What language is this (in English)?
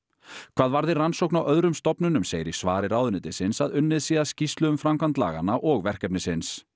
Icelandic